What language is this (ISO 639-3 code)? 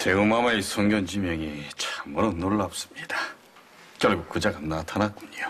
kor